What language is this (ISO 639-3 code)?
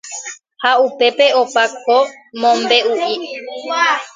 grn